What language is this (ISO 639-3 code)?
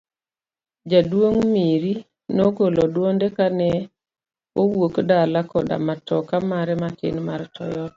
luo